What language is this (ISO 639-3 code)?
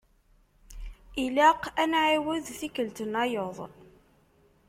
kab